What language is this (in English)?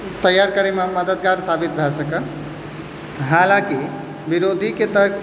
Maithili